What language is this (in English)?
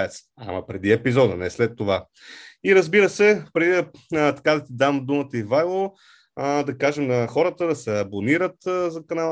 Bulgarian